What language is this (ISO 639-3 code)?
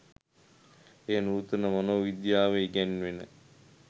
sin